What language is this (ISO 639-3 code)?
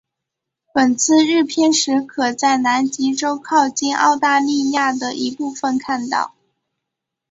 zho